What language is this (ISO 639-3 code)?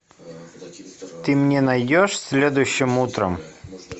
rus